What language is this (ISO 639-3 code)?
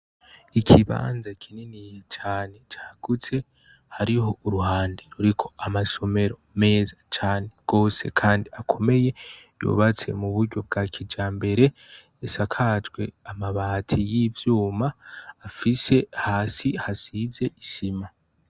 run